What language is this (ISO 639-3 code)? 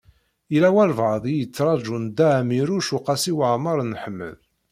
kab